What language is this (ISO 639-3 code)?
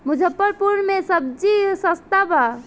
bho